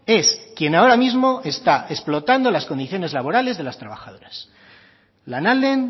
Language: Spanish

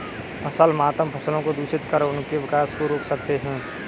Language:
Hindi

